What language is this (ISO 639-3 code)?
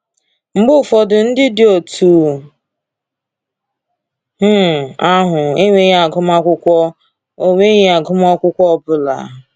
ibo